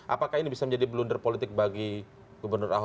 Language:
Indonesian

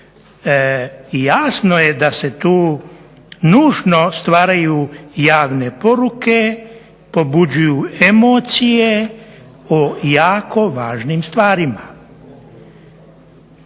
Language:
Croatian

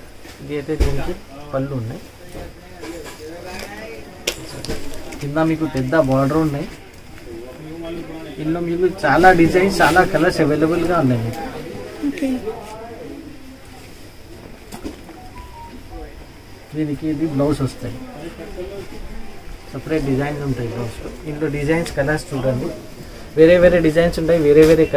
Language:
Hindi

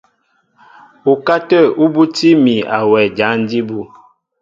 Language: Mbo (Cameroon)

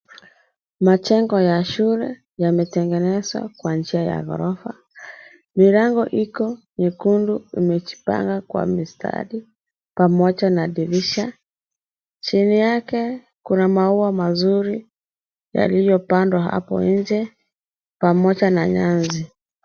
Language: Swahili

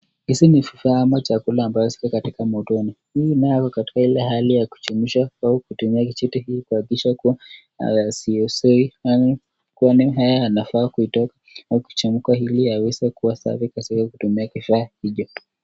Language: Swahili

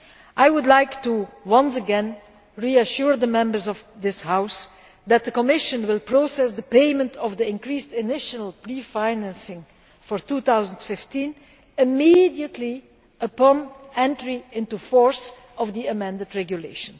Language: English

